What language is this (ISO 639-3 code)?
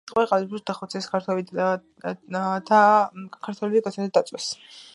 kat